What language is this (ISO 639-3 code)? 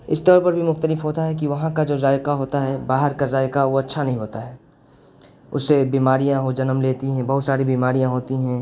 urd